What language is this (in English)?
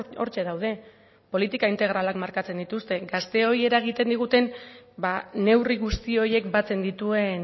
Basque